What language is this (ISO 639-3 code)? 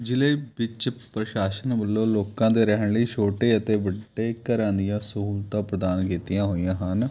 pan